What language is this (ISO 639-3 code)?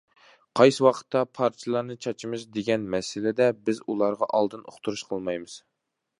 uig